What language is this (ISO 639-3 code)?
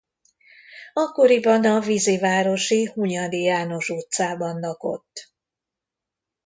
hun